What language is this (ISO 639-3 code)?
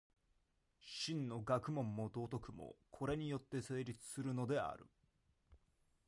jpn